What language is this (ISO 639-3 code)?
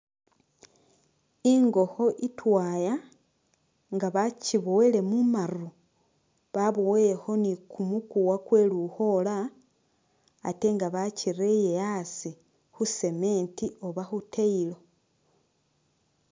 myx